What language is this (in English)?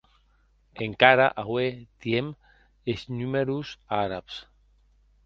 Occitan